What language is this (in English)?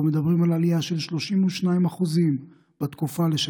Hebrew